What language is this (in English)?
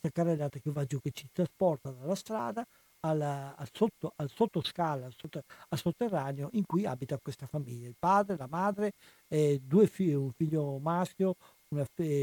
Italian